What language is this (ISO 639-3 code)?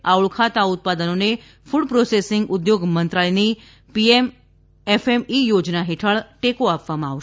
guj